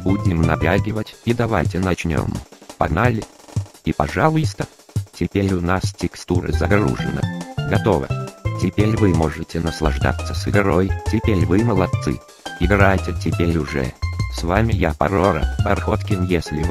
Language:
Russian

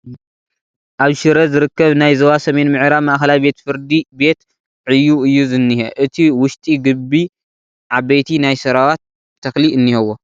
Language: Tigrinya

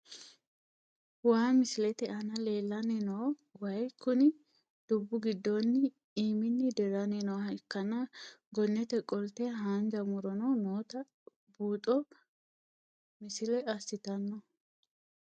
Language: Sidamo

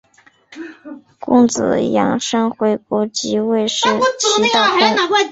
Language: Chinese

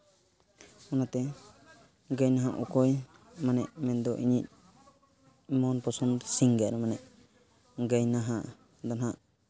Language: Santali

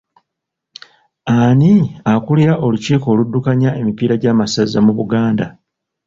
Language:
Ganda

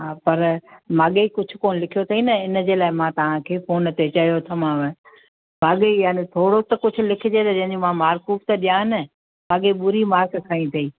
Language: Sindhi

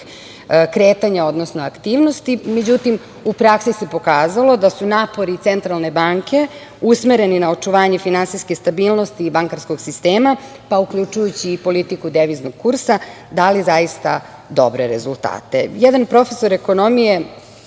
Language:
Serbian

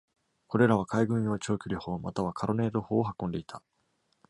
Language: Japanese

